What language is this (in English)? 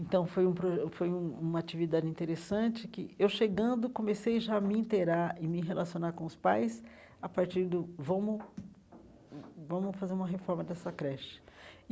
Portuguese